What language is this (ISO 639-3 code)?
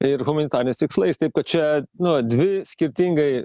lit